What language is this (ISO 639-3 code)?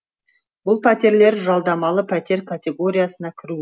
kaz